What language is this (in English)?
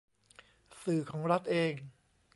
Thai